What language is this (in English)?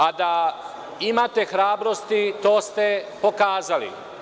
Serbian